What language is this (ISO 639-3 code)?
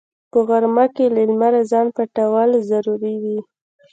pus